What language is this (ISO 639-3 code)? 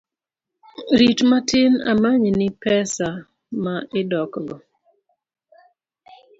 luo